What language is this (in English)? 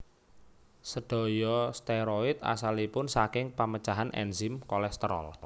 Javanese